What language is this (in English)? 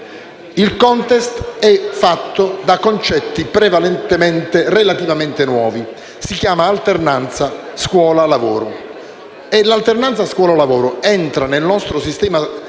Italian